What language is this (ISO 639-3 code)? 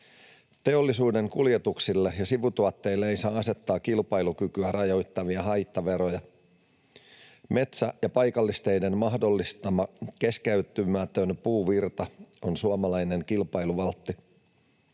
fin